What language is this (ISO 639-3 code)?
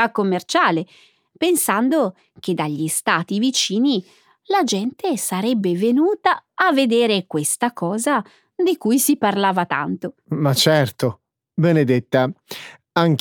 ita